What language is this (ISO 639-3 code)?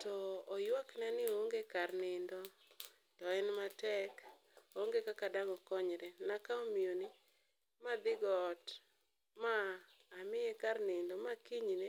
luo